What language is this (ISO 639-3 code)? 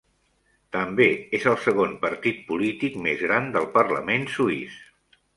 cat